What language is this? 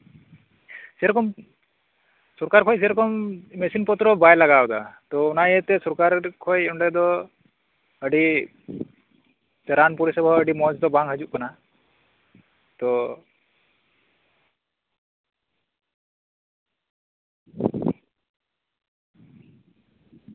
Santali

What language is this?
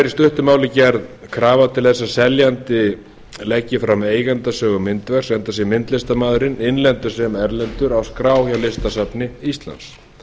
Icelandic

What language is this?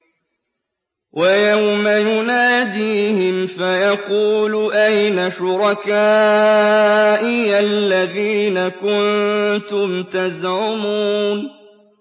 Arabic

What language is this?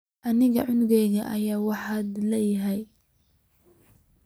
Somali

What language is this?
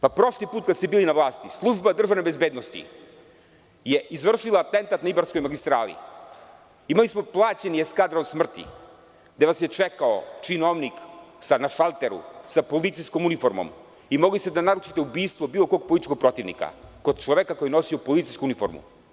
Serbian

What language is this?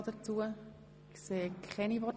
Swiss German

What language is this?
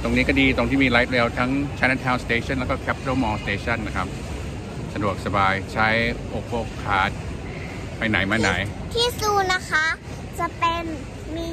Thai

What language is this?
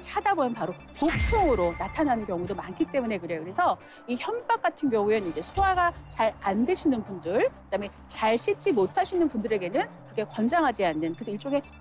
Korean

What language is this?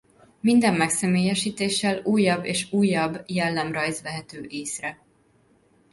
Hungarian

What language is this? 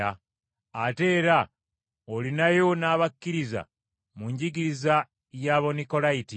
Ganda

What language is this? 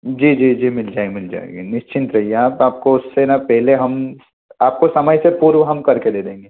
Hindi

